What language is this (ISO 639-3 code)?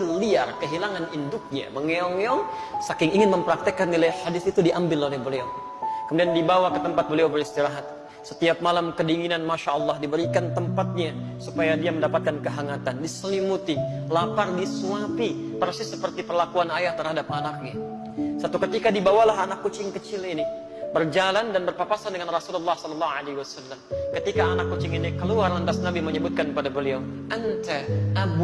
ind